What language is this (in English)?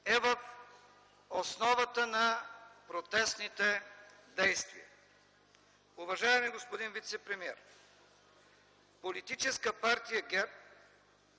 Bulgarian